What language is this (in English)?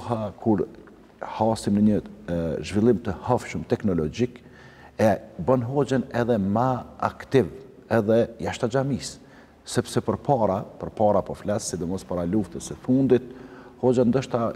Arabic